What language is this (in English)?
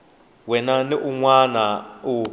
Tsonga